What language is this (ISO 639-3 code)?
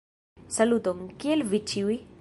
epo